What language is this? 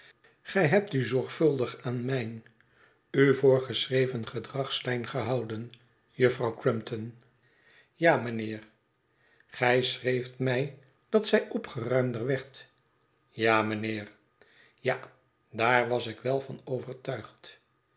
Dutch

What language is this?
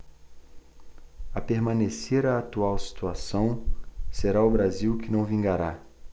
Portuguese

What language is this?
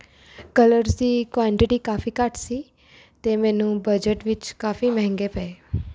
Punjabi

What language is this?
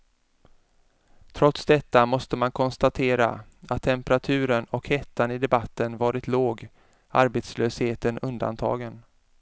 Swedish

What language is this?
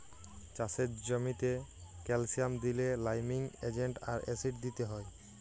Bangla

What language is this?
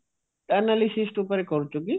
Odia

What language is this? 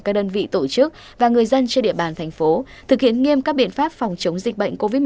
Vietnamese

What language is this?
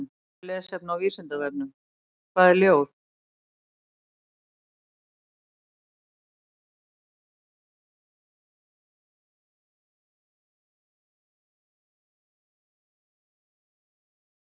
Icelandic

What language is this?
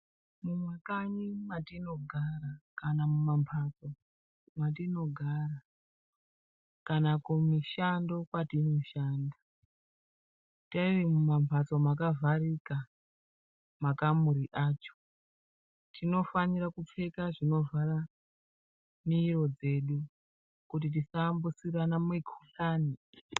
Ndau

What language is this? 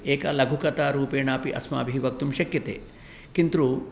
Sanskrit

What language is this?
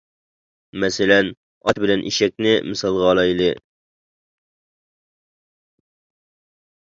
Uyghur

